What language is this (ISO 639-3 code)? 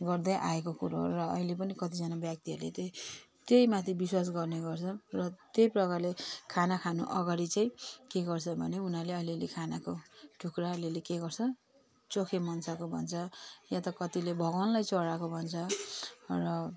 nep